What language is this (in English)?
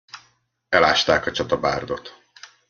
Hungarian